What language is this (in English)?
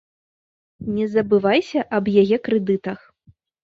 Belarusian